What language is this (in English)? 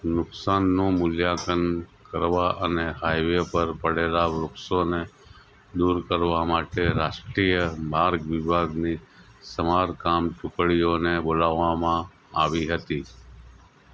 Gujarati